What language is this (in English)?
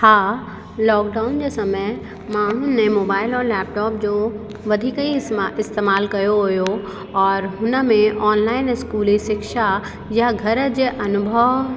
Sindhi